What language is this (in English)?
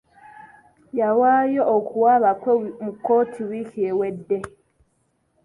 Ganda